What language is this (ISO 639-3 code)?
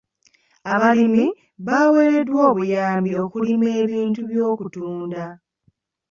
lug